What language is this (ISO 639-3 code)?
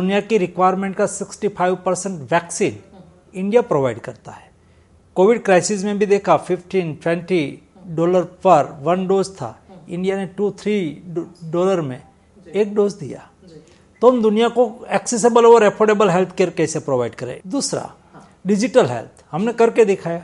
hin